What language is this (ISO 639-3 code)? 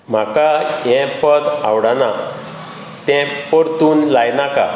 kok